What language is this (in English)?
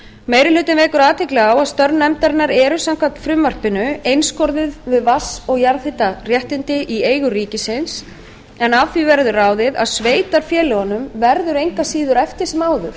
Icelandic